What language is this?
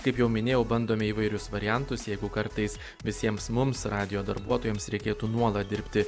Lithuanian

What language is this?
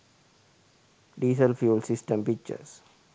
Sinhala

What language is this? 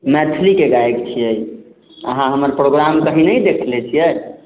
Maithili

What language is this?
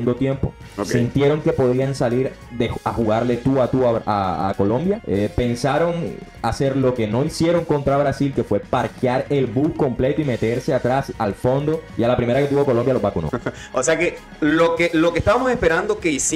Spanish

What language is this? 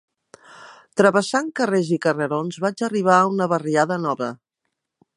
Catalan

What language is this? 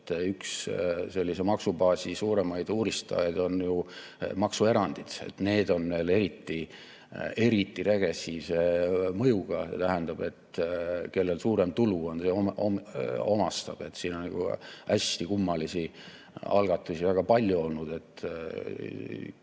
Estonian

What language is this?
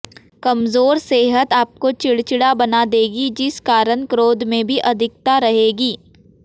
Hindi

